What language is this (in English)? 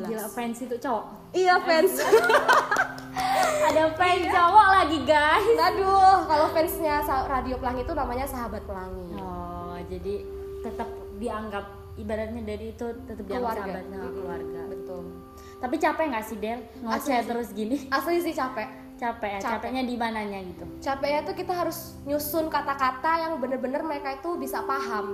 Indonesian